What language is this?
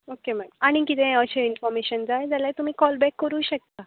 Konkani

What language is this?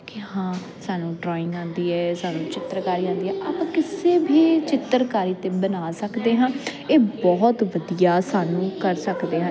Punjabi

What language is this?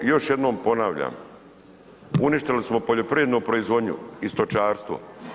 Croatian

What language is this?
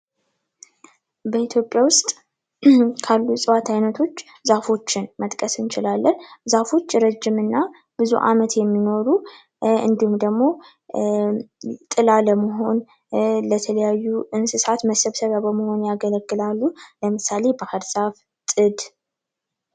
Amharic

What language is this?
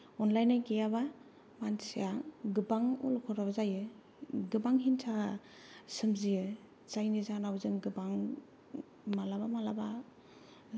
Bodo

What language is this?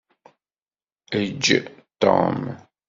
Kabyle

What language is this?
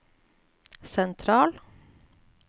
Norwegian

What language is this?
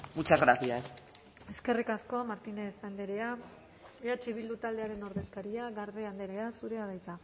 Basque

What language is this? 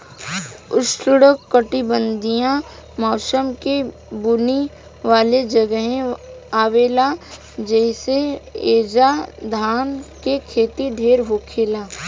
Bhojpuri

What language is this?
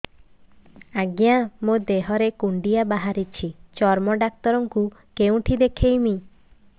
Odia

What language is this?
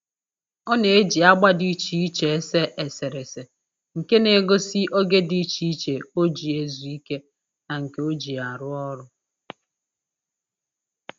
Igbo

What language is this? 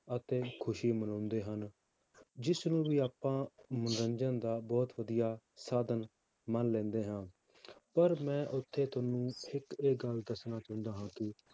Punjabi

